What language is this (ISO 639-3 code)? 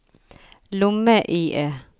nor